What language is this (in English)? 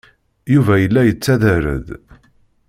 Kabyle